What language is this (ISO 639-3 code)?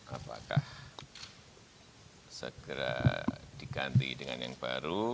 ind